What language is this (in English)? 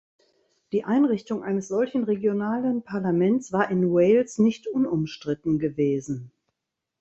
German